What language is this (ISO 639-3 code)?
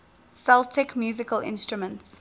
eng